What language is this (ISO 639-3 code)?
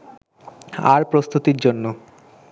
ben